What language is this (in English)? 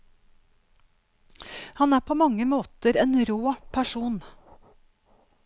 Norwegian